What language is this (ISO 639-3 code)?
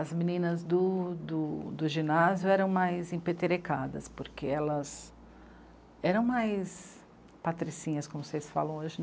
por